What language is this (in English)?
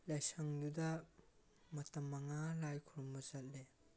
Manipuri